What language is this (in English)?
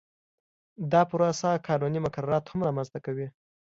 Pashto